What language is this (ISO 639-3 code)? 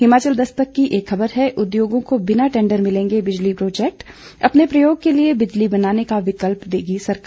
hin